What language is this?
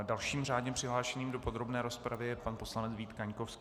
Czech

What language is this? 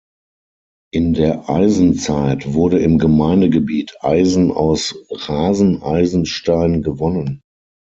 German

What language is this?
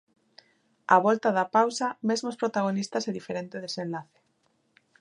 Galician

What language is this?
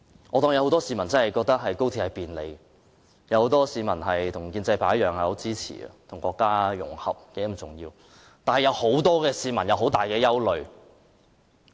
Cantonese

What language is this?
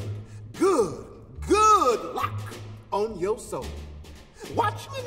English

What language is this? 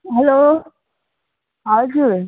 Nepali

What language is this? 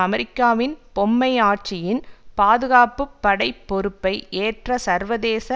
Tamil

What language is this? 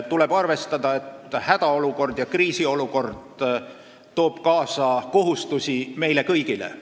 Estonian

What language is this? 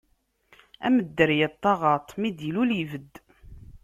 Kabyle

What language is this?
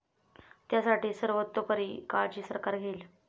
Marathi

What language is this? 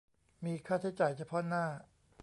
Thai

